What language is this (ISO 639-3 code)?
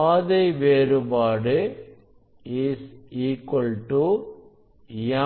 tam